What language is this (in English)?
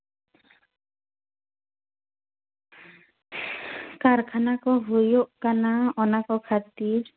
Santali